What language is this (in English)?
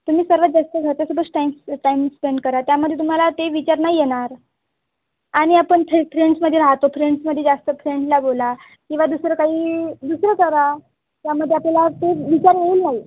Marathi